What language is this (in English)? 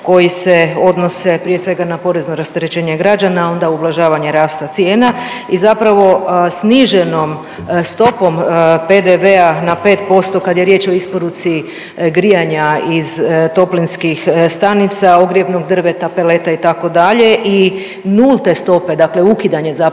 Croatian